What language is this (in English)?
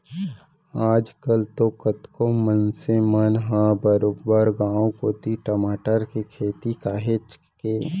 Chhattisgarhi